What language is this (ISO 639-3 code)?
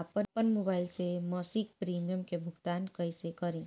bho